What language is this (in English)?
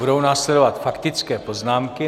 Czech